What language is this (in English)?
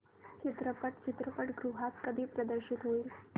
Marathi